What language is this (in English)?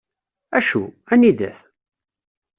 Kabyle